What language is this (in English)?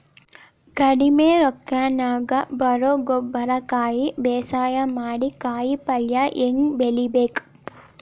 Kannada